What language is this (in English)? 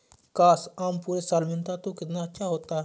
Hindi